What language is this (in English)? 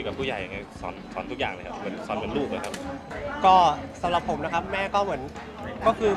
Thai